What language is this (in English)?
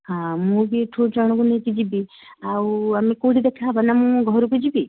Odia